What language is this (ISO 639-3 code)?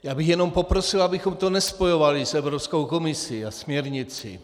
ces